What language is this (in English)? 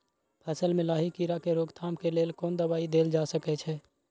Maithili